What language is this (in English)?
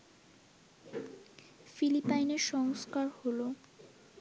Bangla